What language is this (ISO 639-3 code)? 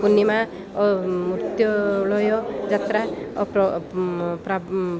ori